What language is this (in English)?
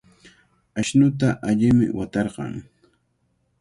Cajatambo North Lima Quechua